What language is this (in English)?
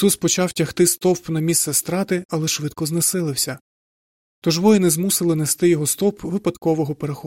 Ukrainian